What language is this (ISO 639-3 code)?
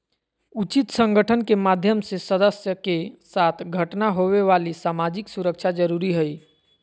mag